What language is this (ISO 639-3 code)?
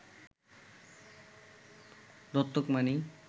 ben